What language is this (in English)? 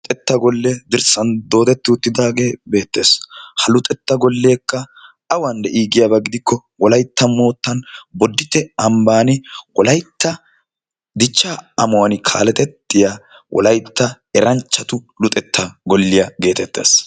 Wolaytta